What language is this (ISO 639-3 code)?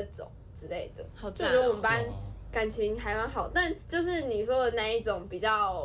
zho